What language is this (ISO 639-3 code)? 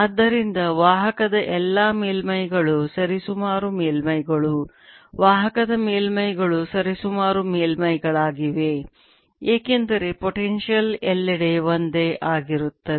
kan